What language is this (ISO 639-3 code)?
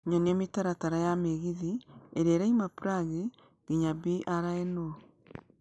kik